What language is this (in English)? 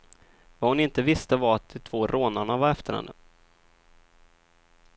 Swedish